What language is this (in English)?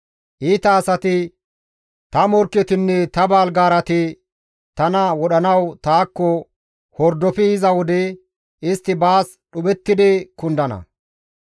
Gamo